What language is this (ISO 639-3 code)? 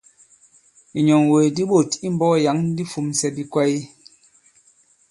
abb